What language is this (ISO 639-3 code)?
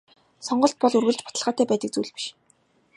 mon